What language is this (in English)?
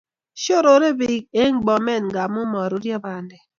Kalenjin